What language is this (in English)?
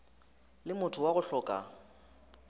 Northern Sotho